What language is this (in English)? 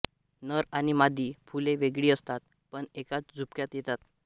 Marathi